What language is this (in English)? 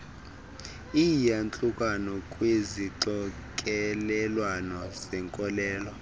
Xhosa